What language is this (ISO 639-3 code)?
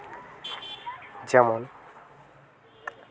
sat